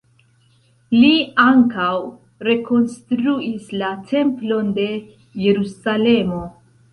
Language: Esperanto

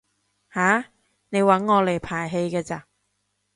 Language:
Cantonese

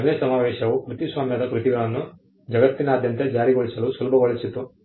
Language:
Kannada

